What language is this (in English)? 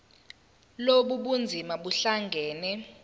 Zulu